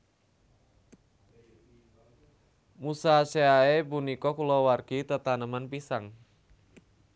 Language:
Javanese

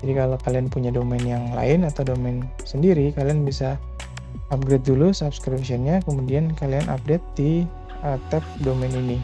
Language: Indonesian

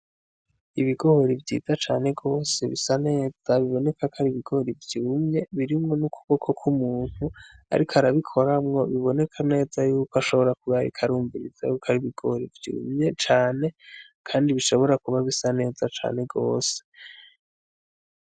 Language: Rundi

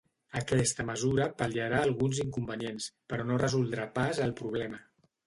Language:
Catalan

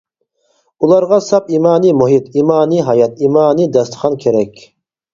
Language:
Uyghur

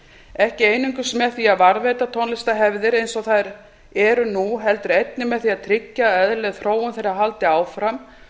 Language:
Icelandic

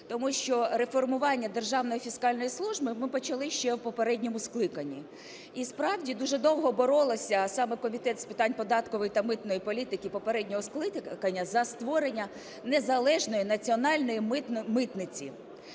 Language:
Ukrainian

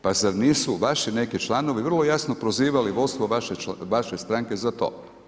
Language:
Croatian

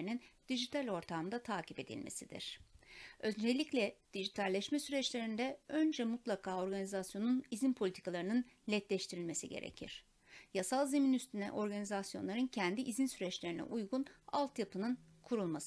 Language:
Turkish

